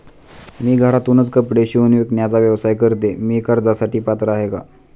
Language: Marathi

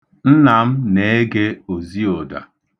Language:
Igbo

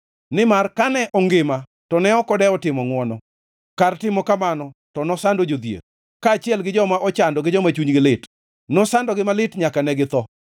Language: Luo (Kenya and Tanzania)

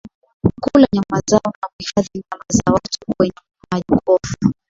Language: Swahili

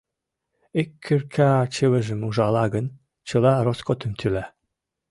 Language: Mari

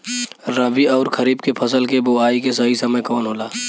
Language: Bhojpuri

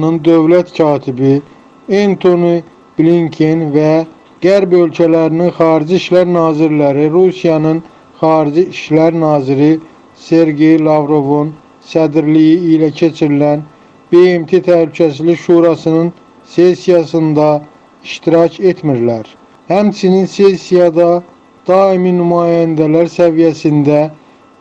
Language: Turkish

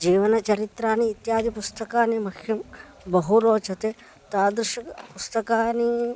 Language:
Sanskrit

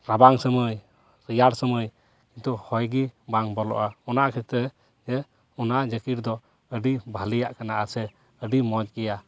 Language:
Santali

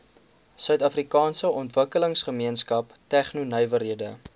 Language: Afrikaans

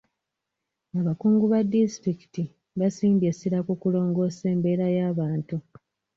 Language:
Ganda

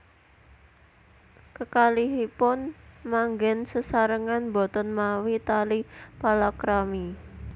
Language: Javanese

